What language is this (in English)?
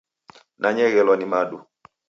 Taita